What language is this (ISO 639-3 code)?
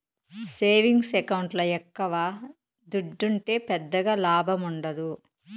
tel